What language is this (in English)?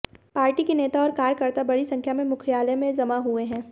Hindi